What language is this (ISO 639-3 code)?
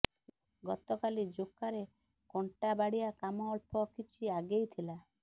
ori